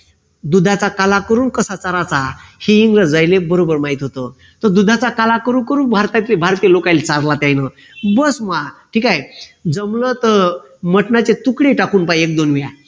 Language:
Marathi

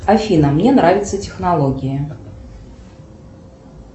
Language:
Russian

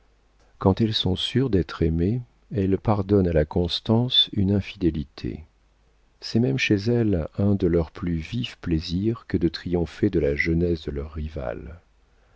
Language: French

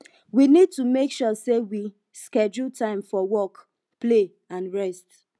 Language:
Nigerian Pidgin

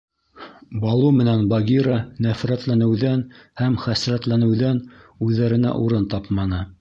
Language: Bashkir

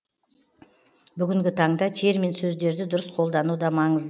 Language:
Kazakh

